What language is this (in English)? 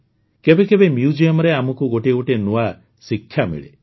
Odia